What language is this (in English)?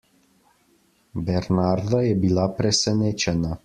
Slovenian